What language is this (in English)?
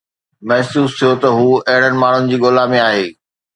Sindhi